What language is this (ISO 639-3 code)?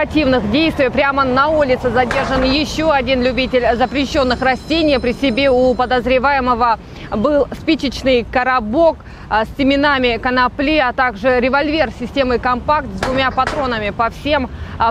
rus